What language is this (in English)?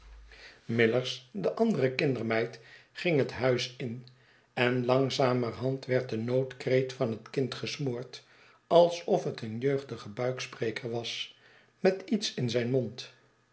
Dutch